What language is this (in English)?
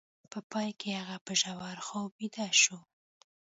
Pashto